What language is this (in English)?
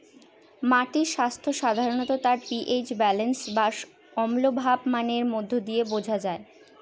Bangla